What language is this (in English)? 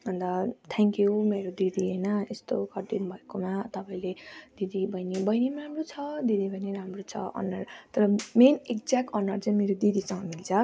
Nepali